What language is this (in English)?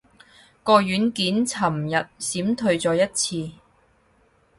Cantonese